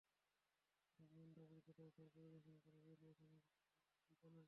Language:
Bangla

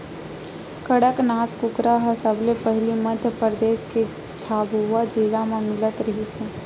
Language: Chhattisgarhi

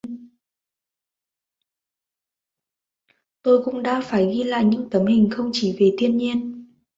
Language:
Vietnamese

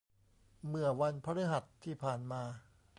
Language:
Thai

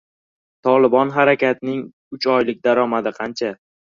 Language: Uzbek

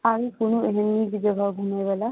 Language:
Maithili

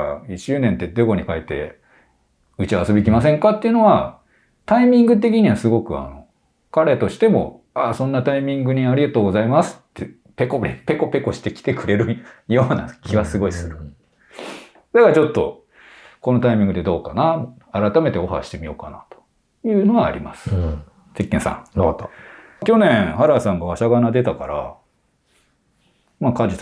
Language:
Japanese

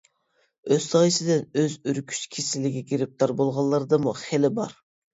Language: Uyghur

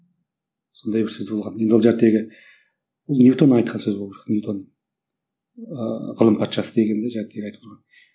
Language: Kazakh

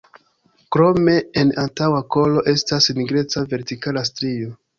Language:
Esperanto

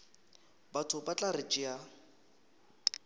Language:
Northern Sotho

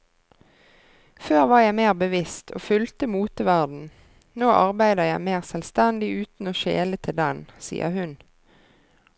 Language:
Norwegian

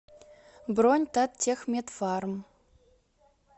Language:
Russian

